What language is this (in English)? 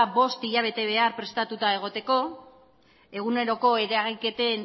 Basque